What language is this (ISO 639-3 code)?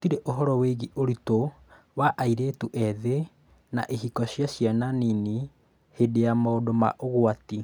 kik